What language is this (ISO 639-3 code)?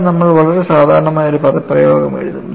mal